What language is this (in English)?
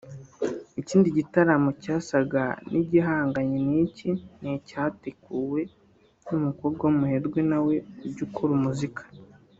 Kinyarwanda